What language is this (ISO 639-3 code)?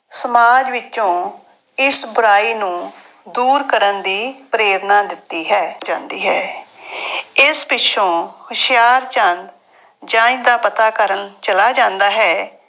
pan